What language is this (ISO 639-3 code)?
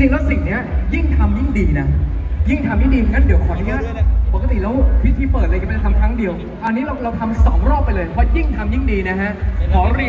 tha